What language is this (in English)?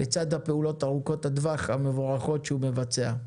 Hebrew